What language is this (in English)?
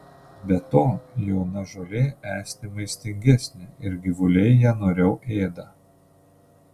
Lithuanian